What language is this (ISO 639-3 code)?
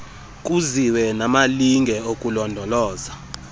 xho